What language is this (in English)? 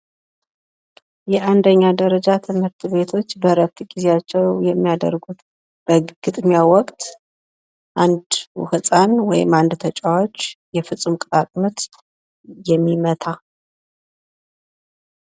Amharic